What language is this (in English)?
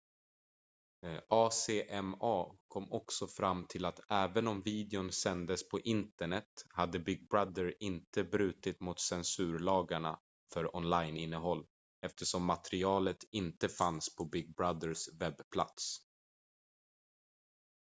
Swedish